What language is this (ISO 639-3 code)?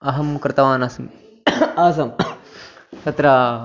san